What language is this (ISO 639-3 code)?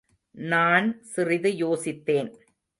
tam